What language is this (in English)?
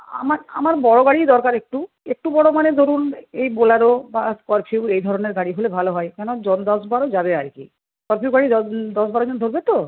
Bangla